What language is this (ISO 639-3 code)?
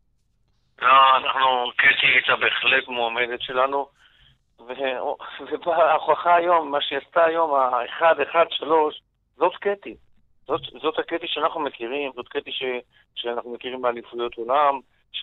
heb